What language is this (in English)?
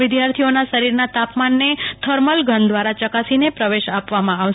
Gujarati